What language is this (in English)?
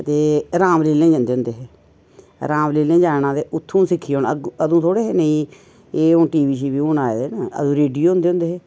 Dogri